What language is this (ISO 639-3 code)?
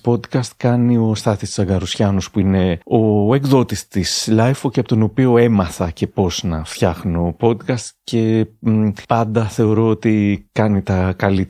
ell